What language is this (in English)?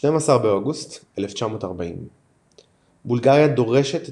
Hebrew